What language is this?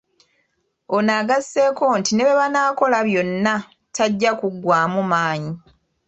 Ganda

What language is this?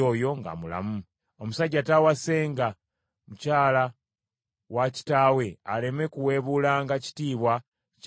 Ganda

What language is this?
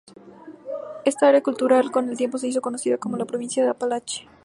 Spanish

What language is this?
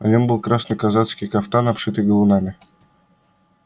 Russian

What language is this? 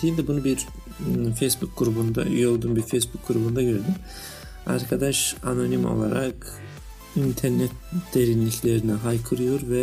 Turkish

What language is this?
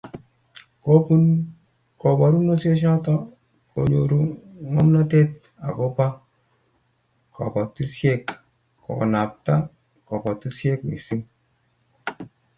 Kalenjin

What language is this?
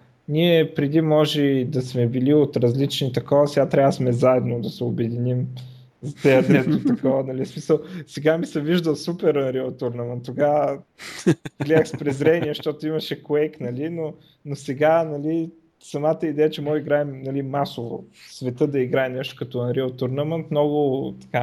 Bulgarian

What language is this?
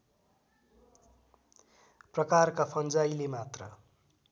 Nepali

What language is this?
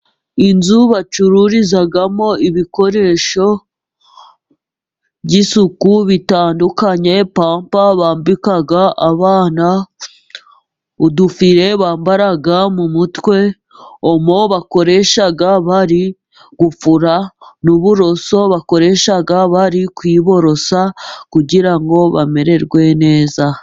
Kinyarwanda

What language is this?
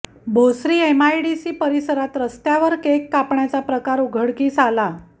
Marathi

